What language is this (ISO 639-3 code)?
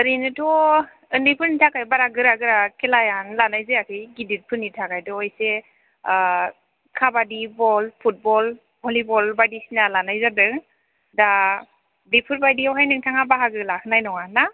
brx